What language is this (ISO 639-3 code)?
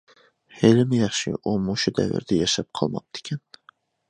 uig